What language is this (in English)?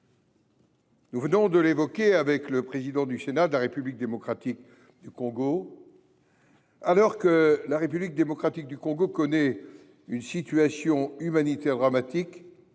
French